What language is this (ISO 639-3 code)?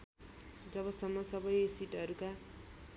nep